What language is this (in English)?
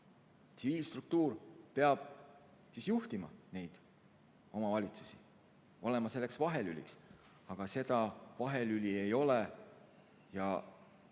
Estonian